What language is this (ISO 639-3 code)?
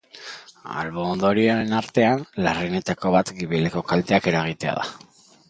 eus